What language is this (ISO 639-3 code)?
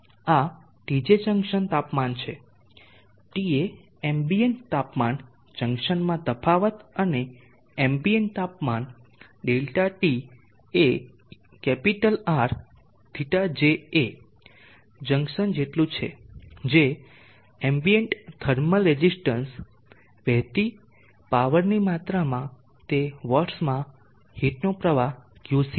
guj